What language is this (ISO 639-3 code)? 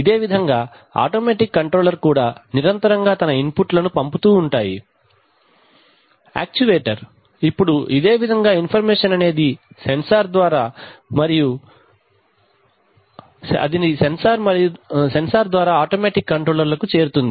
tel